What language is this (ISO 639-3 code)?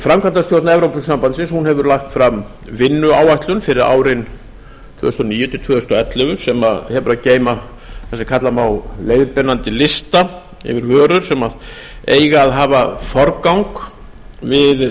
isl